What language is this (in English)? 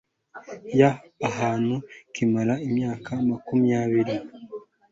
Kinyarwanda